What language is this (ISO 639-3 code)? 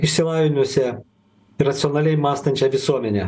lit